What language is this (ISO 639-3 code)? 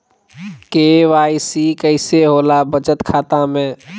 mag